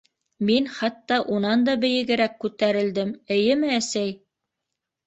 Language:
Bashkir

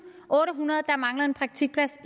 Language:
Danish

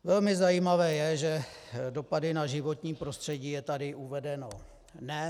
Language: Czech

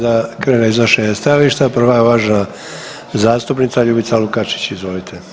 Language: Croatian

